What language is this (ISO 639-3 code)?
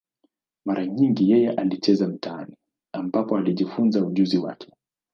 swa